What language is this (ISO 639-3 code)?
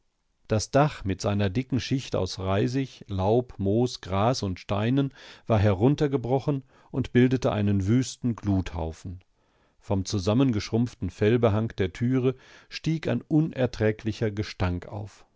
deu